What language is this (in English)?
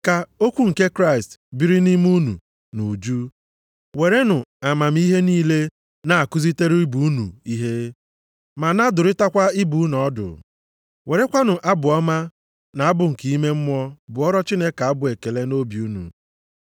Igbo